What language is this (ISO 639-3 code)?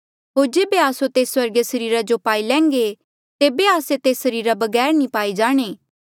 mjl